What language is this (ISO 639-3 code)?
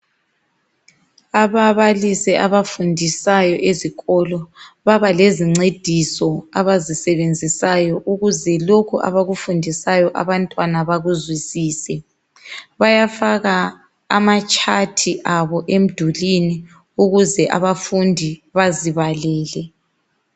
nde